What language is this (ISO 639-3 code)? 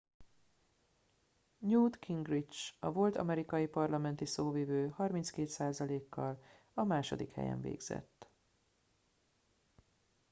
hun